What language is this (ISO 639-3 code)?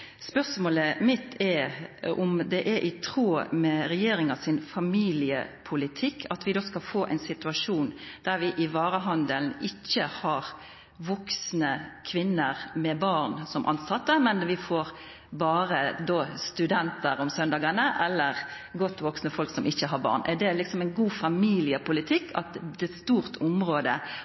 nno